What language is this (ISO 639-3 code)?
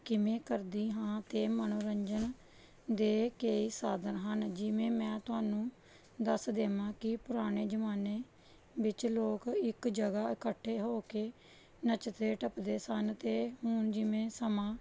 pan